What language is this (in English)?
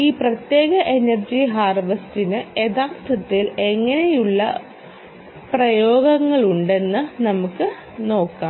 Malayalam